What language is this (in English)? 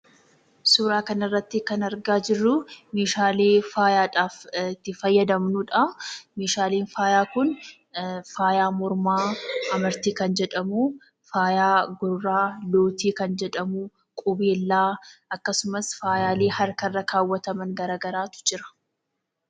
Oromo